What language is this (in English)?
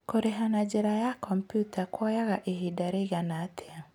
Kikuyu